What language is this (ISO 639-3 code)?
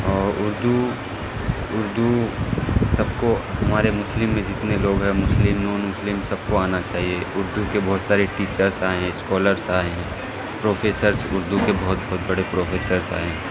urd